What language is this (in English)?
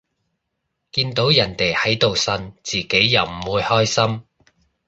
Cantonese